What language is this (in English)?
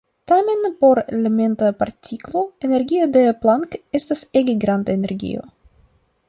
Esperanto